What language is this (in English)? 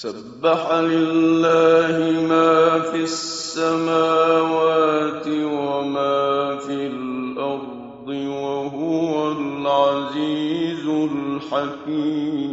Arabic